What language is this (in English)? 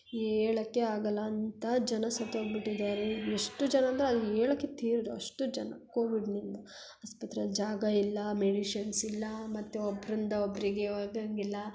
Kannada